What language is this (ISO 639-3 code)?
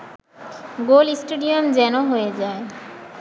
ben